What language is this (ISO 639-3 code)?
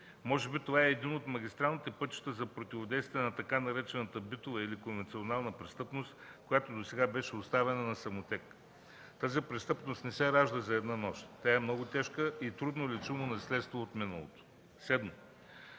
bul